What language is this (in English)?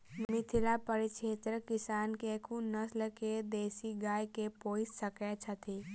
Maithili